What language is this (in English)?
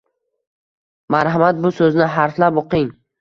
Uzbek